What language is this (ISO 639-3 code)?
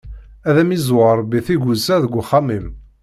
kab